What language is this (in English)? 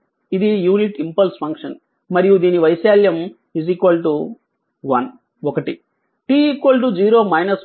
Telugu